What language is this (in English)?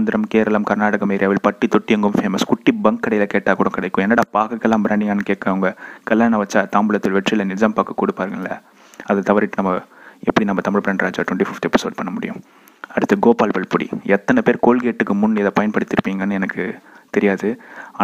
Tamil